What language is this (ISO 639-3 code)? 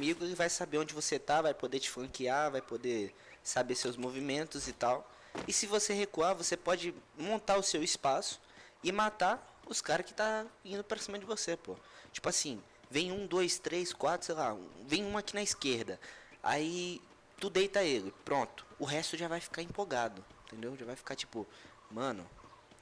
por